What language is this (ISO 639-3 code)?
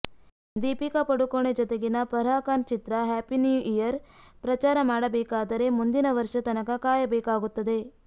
kan